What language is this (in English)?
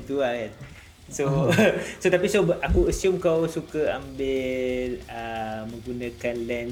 Malay